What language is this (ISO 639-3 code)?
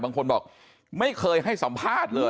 tha